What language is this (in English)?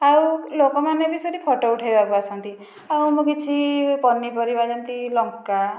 Odia